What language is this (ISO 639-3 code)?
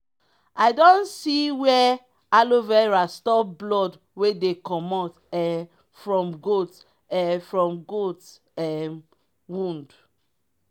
pcm